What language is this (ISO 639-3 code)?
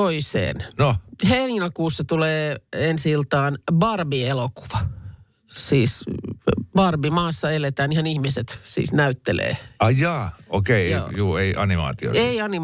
fin